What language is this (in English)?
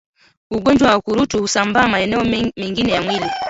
Swahili